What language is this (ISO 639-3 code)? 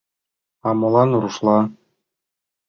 chm